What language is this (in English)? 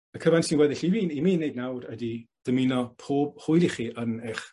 Welsh